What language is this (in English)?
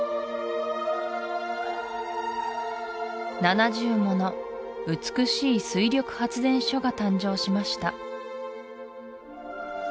Japanese